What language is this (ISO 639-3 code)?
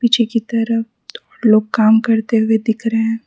hin